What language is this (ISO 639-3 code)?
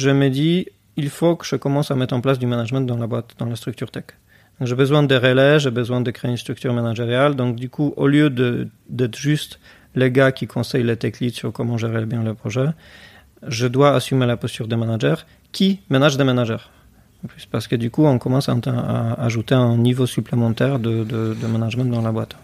fra